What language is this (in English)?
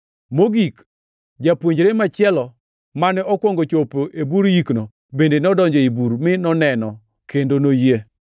Luo (Kenya and Tanzania)